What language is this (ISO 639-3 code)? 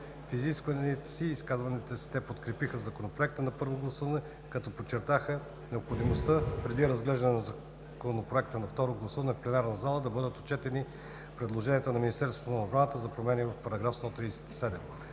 bul